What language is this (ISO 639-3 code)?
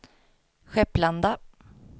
swe